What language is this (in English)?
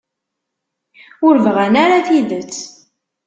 Kabyle